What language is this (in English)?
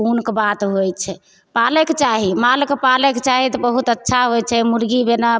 Maithili